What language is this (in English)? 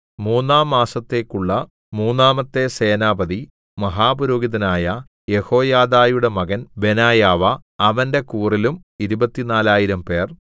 Malayalam